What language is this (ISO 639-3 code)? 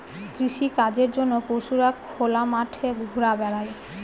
ben